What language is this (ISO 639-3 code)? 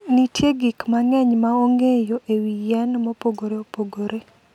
luo